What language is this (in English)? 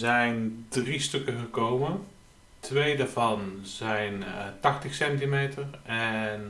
Dutch